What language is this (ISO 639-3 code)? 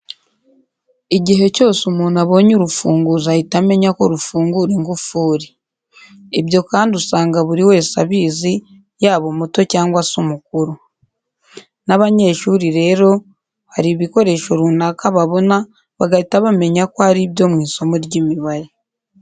kin